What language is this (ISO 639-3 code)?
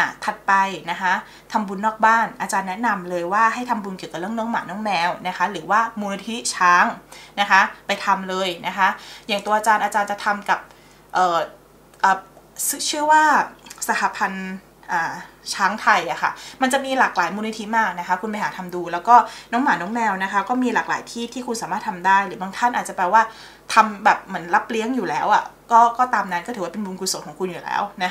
tha